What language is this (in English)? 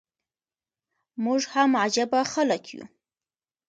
Pashto